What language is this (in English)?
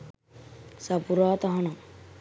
Sinhala